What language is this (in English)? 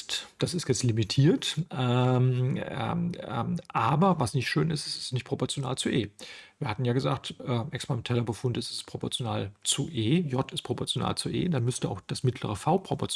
German